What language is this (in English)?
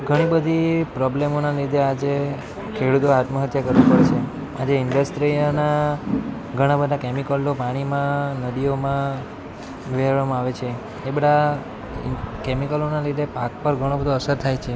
Gujarati